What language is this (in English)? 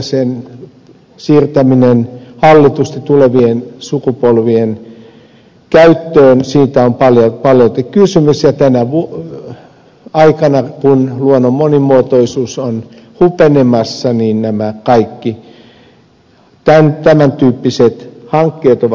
Finnish